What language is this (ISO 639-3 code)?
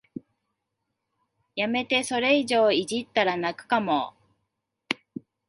jpn